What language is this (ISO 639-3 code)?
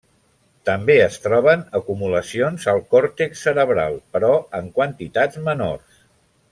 cat